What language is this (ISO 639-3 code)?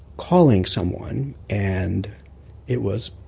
eng